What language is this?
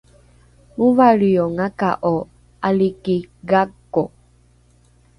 Rukai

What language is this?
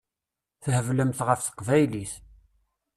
Kabyle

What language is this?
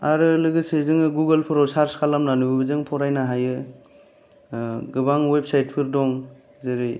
Bodo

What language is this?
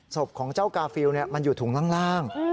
Thai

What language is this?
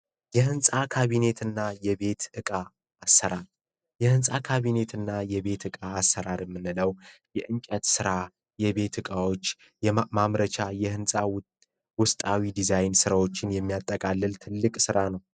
Amharic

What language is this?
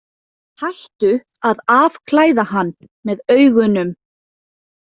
Icelandic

